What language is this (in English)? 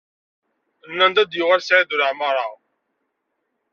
Kabyle